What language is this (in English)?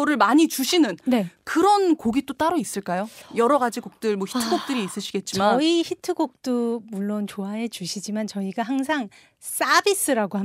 Korean